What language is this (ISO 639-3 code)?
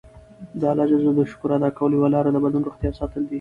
pus